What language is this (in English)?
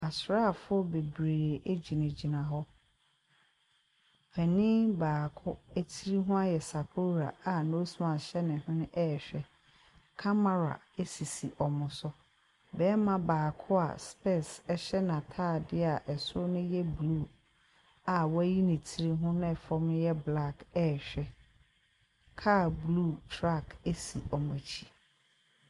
Akan